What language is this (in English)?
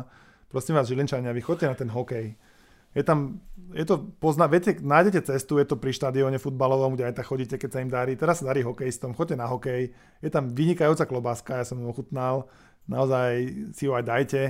Slovak